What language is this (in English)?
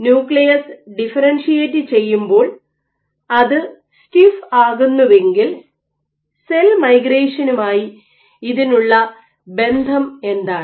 Malayalam